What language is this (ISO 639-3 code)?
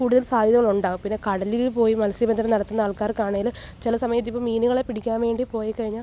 mal